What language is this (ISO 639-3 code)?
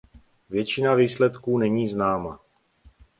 ces